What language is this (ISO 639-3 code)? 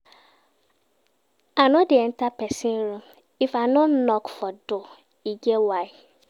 pcm